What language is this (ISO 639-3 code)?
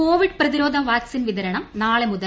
mal